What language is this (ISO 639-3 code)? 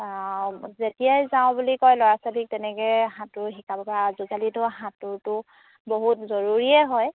asm